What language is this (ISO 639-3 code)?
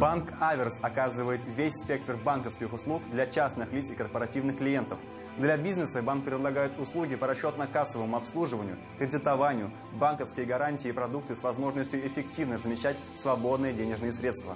rus